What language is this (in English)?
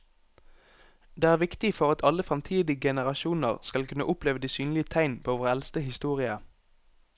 Norwegian